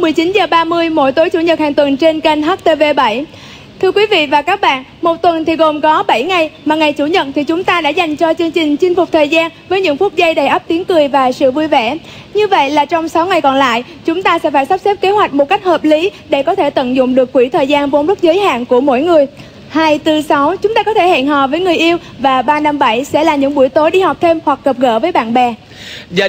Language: Vietnamese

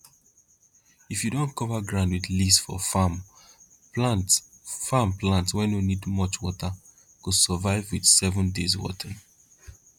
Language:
Nigerian Pidgin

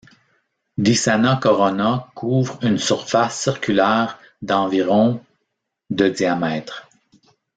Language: French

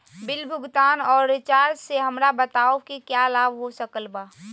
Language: Magahi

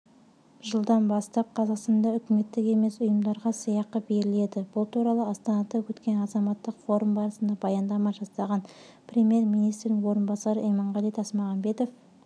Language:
Kazakh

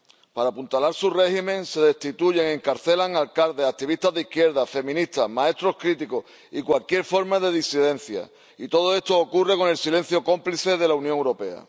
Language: Spanish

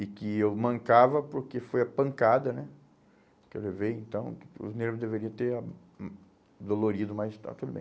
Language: Portuguese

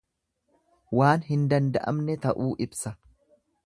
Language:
Oromo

